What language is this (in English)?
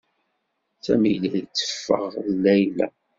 Kabyle